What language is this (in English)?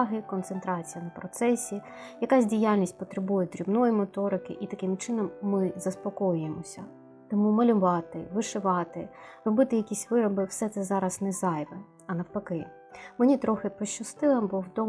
Ukrainian